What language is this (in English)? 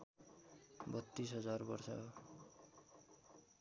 Nepali